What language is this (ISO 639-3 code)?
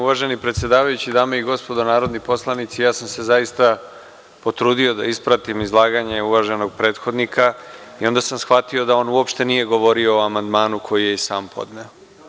srp